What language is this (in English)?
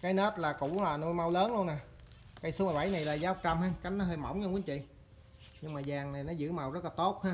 Vietnamese